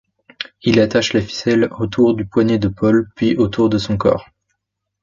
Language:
French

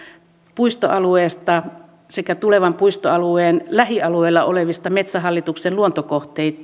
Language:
Finnish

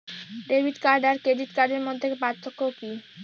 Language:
Bangla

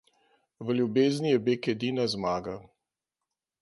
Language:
Slovenian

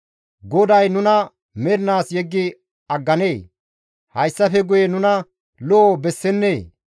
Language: Gamo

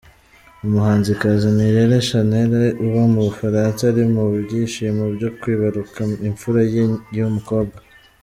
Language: Kinyarwanda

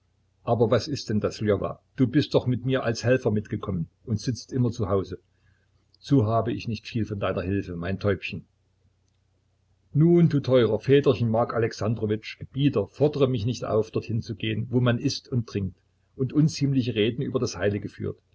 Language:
German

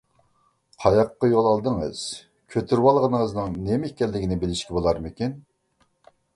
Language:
Uyghur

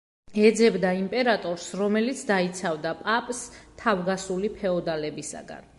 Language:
Georgian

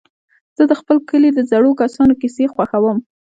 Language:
Pashto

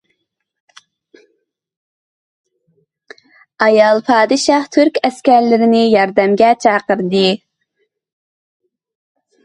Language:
Uyghur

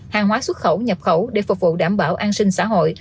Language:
Vietnamese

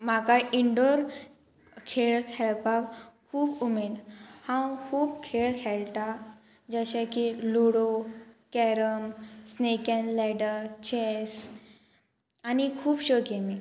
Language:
Konkani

